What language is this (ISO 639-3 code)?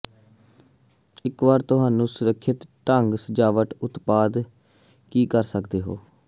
pan